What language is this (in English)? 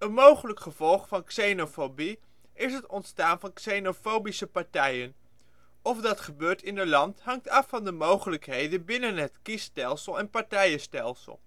Dutch